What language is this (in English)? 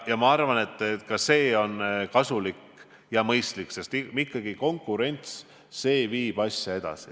Estonian